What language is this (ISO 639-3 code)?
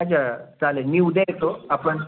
mar